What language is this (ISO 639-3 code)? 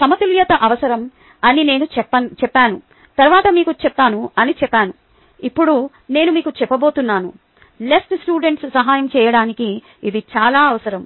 tel